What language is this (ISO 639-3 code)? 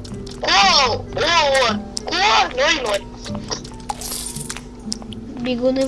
rus